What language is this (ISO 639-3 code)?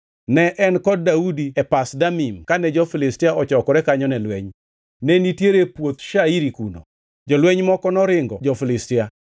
luo